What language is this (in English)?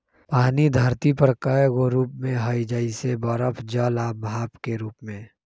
Magahi